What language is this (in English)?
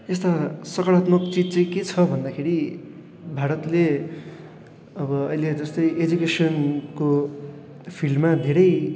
Nepali